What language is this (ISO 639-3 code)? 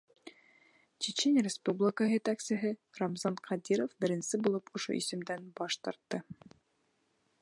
bak